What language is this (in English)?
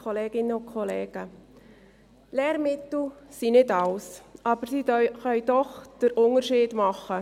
Swiss German